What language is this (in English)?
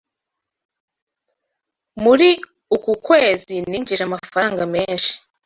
Kinyarwanda